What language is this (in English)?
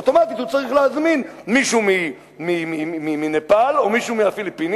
Hebrew